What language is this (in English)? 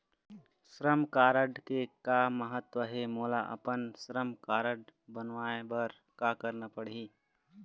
Chhattisgarhi